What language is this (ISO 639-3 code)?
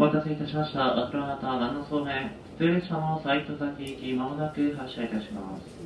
jpn